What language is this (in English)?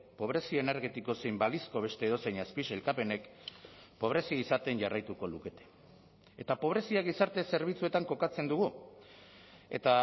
Basque